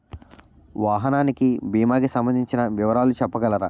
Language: Telugu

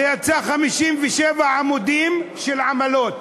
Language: Hebrew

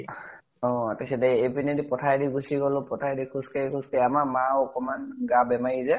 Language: Assamese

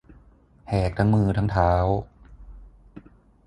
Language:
Thai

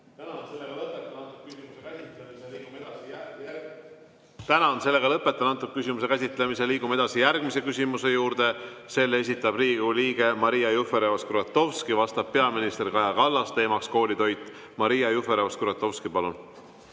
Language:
Estonian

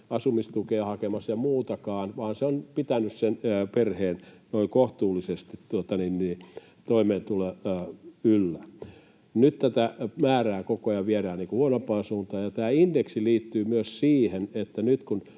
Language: Finnish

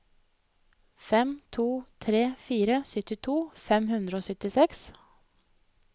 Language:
Norwegian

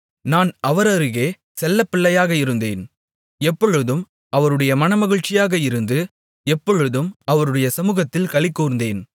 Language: Tamil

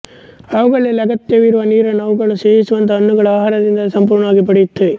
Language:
Kannada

